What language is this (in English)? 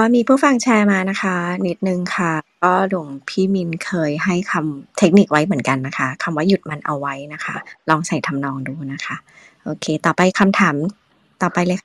Thai